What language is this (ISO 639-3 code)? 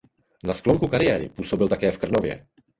ces